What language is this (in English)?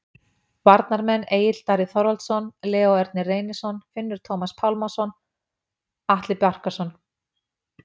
Icelandic